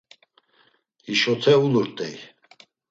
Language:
Laz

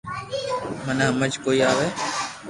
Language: Loarki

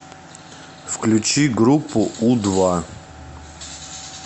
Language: Russian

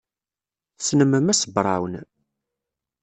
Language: Kabyle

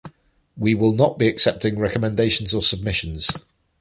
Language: English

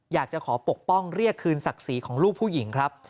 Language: Thai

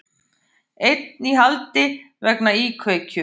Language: Icelandic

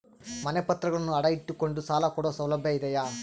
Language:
Kannada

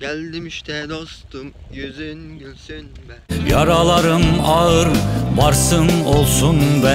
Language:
Turkish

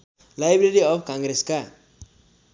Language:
Nepali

